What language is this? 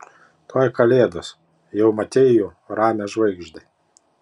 Lithuanian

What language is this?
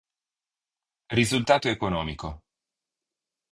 Italian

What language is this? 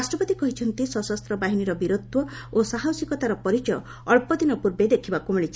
Odia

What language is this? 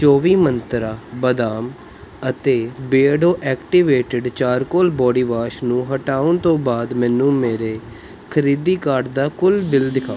Punjabi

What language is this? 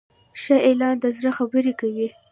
Pashto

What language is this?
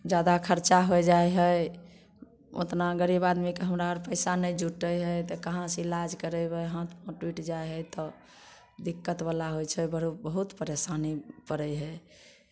Maithili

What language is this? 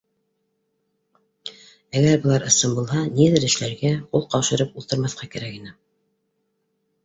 Bashkir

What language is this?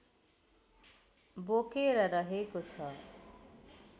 Nepali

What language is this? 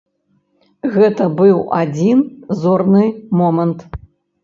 Belarusian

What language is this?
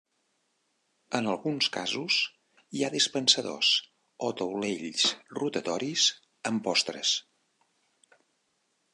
Catalan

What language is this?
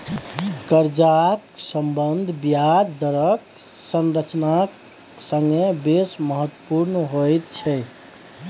Maithili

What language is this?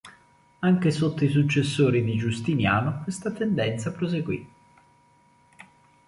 Italian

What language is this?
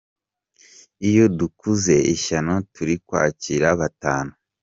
Kinyarwanda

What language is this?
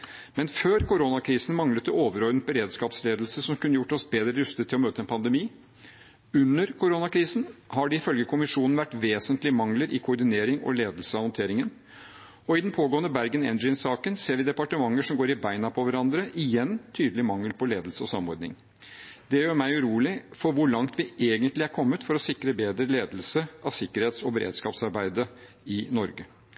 Norwegian Bokmål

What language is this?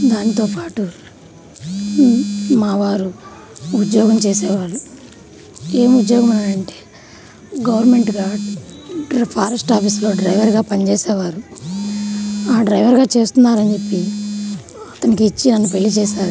Telugu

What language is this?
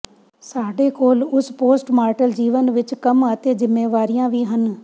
Punjabi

